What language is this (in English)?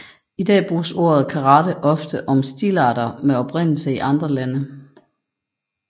Danish